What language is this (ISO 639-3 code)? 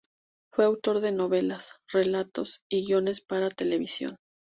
spa